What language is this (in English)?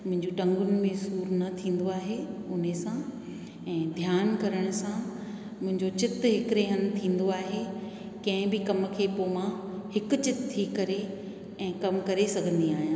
Sindhi